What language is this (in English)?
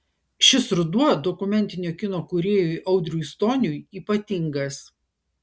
Lithuanian